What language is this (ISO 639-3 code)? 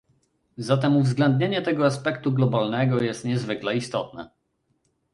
pol